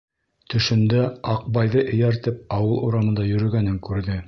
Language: Bashkir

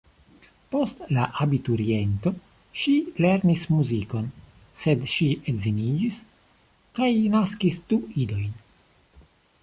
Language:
Esperanto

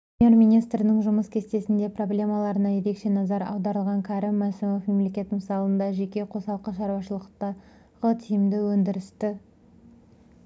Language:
Kazakh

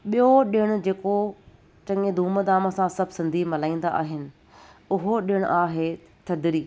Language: Sindhi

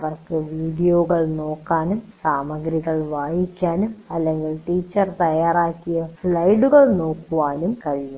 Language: Malayalam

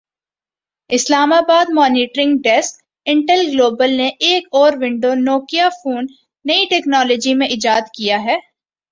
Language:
Urdu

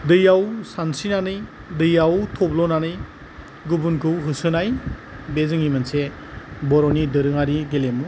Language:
Bodo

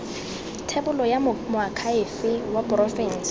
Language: Tswana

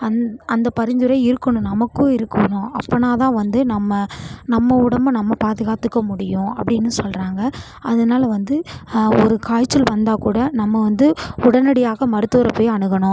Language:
Tamil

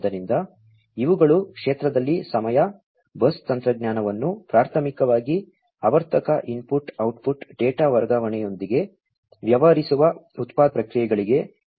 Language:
Kannada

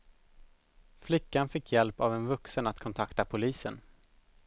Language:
Swedish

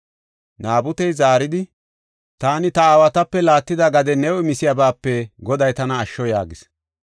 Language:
Gofa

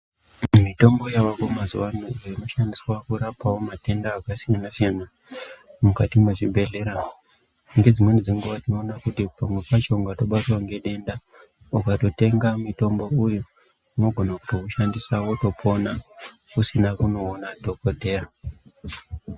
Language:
Ndau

